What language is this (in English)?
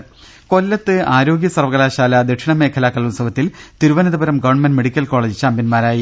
Malayalam